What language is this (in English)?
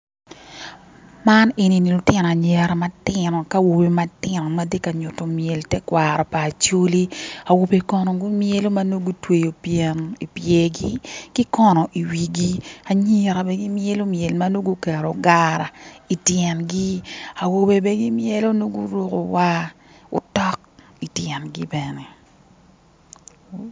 Acoli